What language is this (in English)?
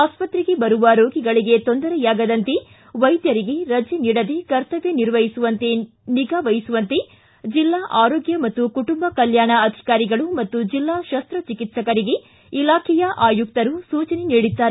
Kannada